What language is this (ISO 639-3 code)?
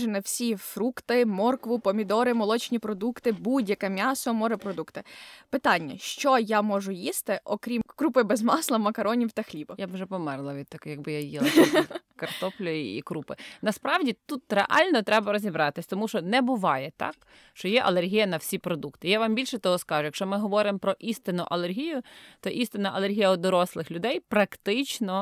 ukr